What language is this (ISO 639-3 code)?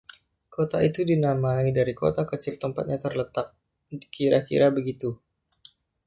ind